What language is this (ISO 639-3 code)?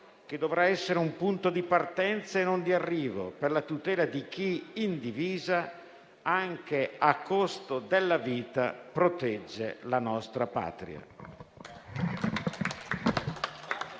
ita